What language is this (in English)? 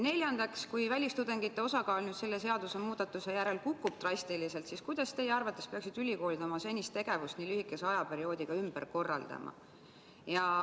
Estonian